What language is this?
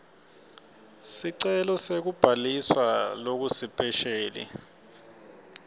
Swati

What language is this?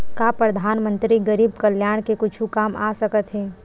Chhattisgarhi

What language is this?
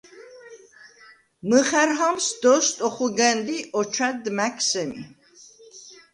Svan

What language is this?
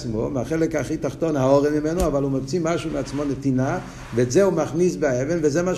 Hebrew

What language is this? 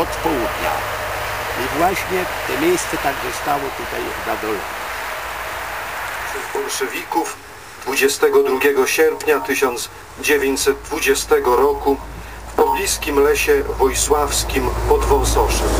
Polish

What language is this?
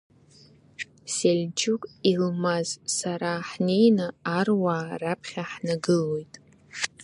Abkhazian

